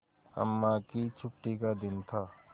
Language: Hindi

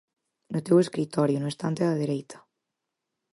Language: Galician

